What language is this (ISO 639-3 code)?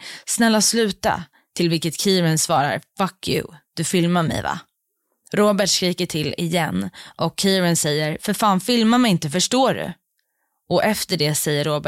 swe